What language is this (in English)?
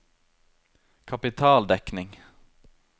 Norwegian